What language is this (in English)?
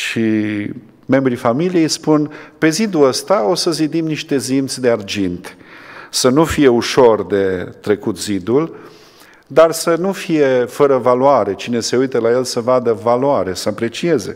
Romanian